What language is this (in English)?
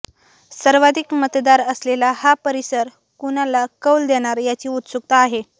Marathi